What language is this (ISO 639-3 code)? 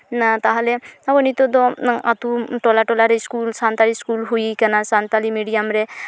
sat